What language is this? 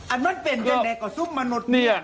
Thai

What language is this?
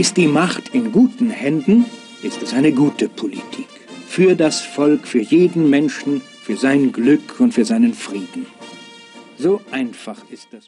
German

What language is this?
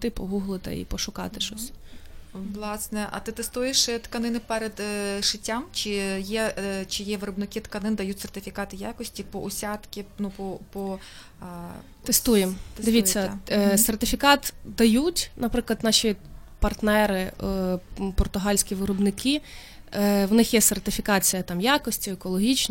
Ukrainian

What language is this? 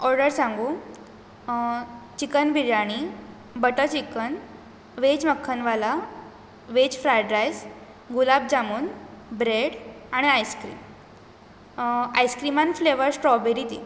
Konkani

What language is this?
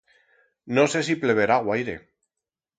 Aragonese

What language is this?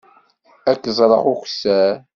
Kabyle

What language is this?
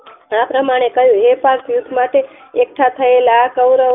Gujarati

